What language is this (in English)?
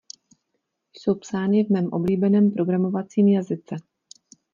Czech